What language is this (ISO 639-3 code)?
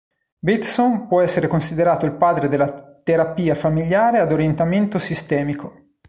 ita